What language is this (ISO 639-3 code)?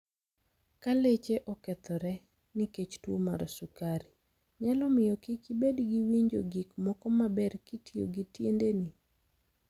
luo